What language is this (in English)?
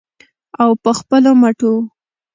Pashto